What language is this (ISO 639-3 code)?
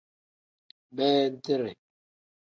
kdh